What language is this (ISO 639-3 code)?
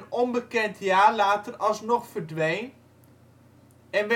nld